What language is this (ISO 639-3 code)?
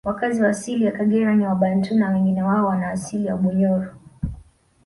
swa